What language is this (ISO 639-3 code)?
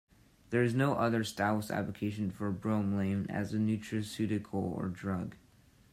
eng